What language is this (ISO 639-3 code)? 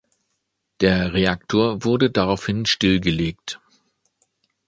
deu